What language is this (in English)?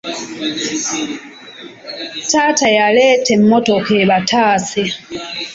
Ganda